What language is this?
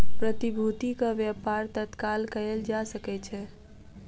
Maithili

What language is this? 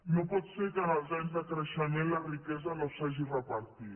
Catalan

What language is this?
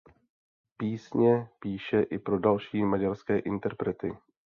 Czech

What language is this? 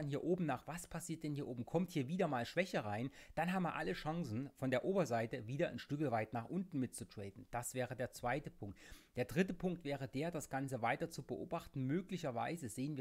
German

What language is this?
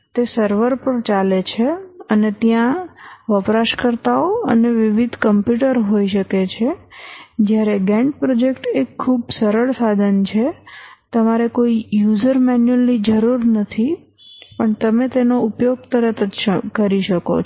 Gujarati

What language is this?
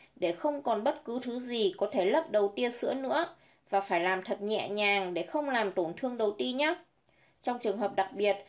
Vietnamese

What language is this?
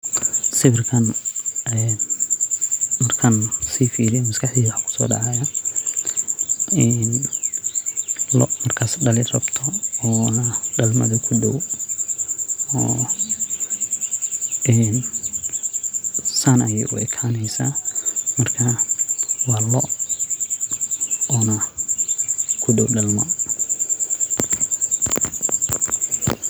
Somali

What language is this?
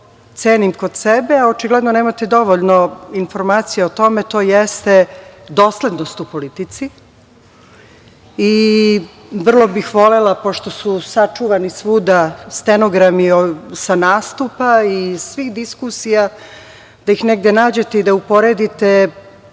Serbian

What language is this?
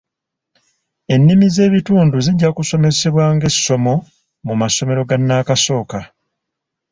Ganda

